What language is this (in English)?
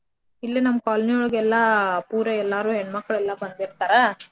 Kannada